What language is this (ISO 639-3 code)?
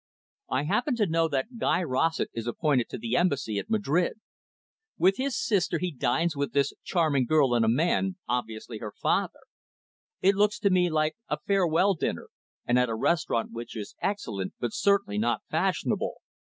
eng